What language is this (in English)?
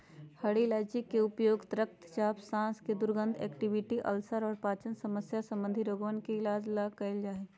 Magahi